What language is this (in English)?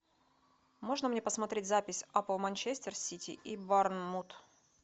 Russian